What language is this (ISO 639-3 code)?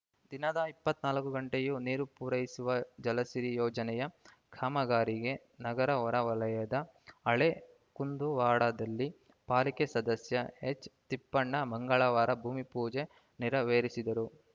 kan